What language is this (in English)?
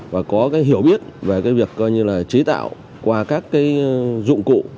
Vietnamese